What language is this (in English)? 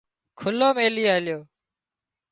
Wadiyara Koli